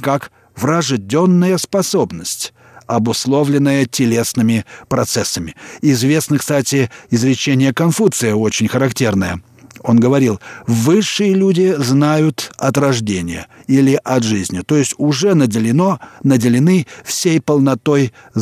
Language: Russian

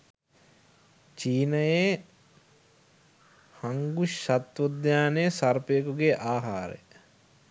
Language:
Sinhala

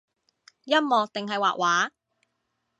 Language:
Cantonese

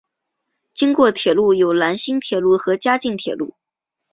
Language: Chinese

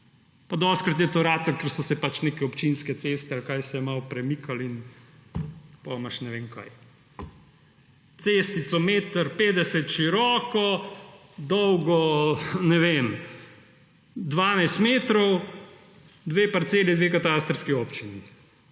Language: Slovenian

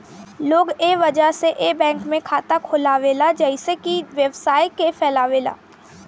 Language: Bhojpuri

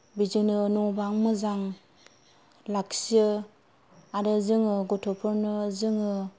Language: Bodo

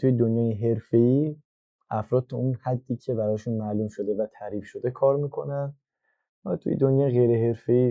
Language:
Persian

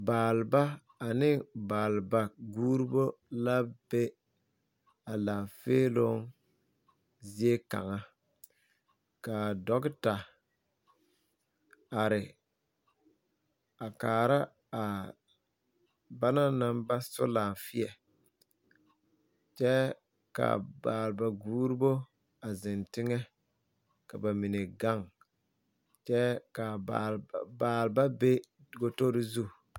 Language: Southern Dagaare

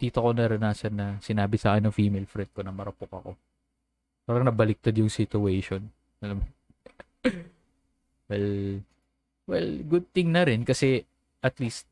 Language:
Filipino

